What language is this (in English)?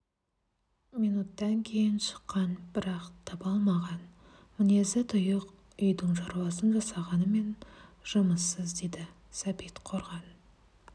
Kazakh